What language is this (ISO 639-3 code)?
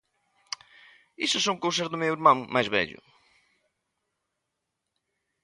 glg